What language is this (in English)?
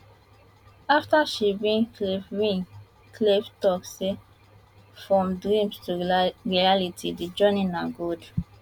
Nigerian Pidgin